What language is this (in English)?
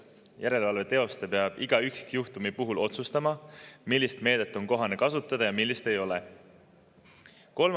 Estonian